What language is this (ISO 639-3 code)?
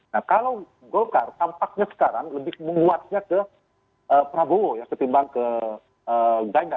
ind